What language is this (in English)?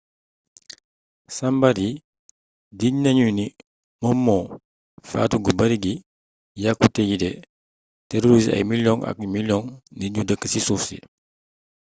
Wolof